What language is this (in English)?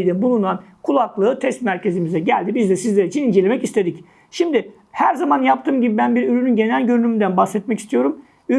Turkish